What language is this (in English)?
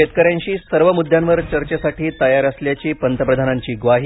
Marathi